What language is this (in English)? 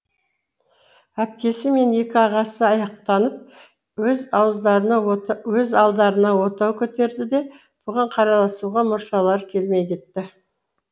Kazakh